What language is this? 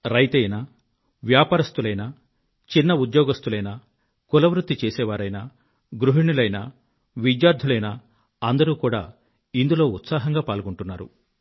Telugu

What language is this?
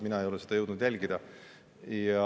Estonian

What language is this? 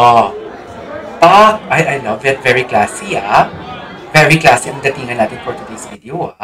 Filipino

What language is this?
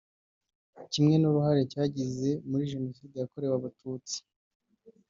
Kinyarwanda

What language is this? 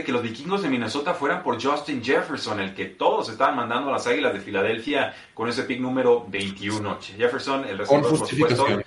Spanish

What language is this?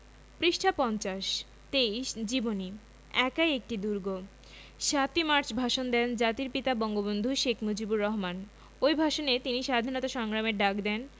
Bangla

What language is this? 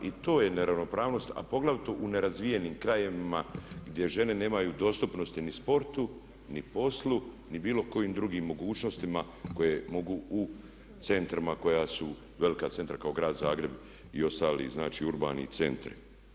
Croatian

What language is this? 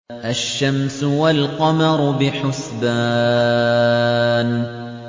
Arabic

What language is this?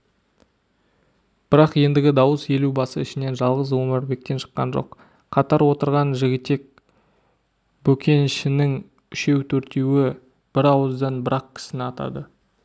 Kazakh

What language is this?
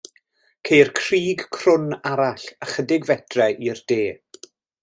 Welsh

